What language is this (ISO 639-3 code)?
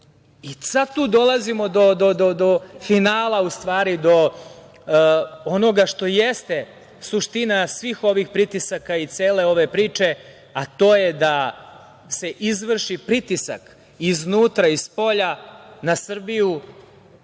srp